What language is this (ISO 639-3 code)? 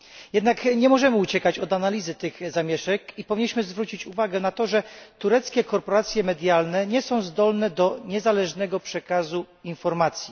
pol